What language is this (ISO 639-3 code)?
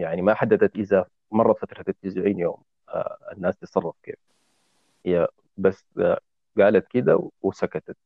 ara